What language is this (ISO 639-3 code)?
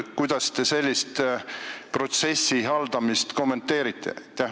est